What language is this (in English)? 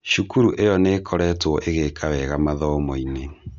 Kikuyu